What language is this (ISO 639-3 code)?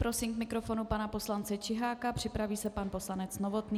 ces